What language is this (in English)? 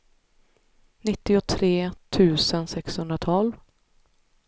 Swedish